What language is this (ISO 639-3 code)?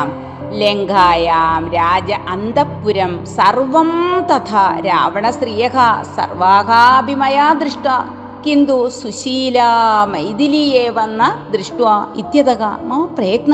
mal